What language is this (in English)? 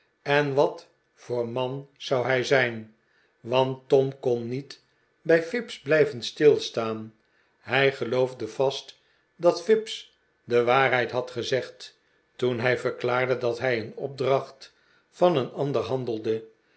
Dutch